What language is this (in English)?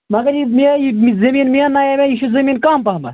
Kashmiri